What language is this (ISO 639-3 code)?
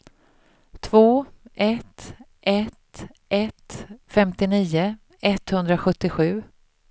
swe